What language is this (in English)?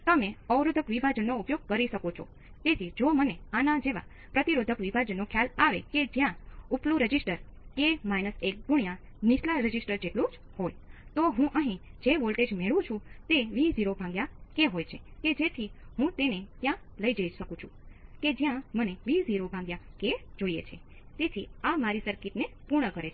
Gujarati